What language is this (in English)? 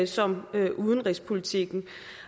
Danish